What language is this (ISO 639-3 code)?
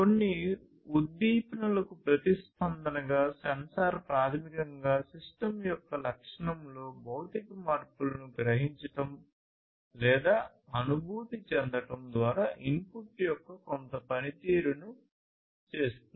tel